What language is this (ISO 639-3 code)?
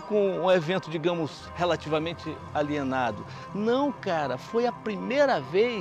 por